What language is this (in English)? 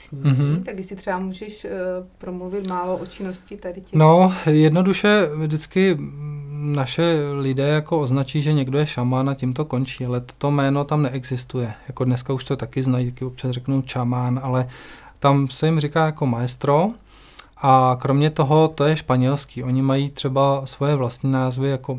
Czech